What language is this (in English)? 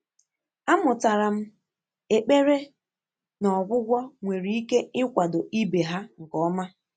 Igbo